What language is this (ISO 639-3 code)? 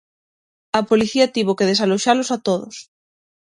glg